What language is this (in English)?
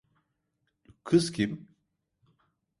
Turkish